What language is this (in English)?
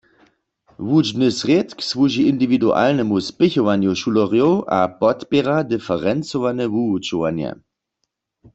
Upper Sorbian